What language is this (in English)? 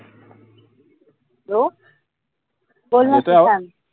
Marathi